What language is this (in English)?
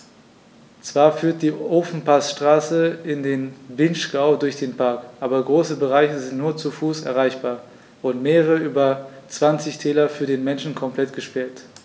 German